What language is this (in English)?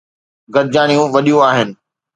Sindhi